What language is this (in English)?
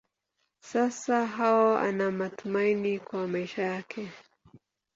Swahili